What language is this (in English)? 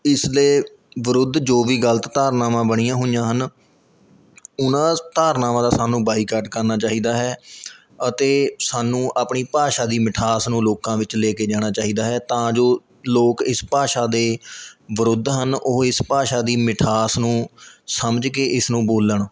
Punjabi